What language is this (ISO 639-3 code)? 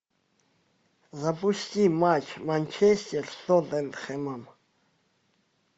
rus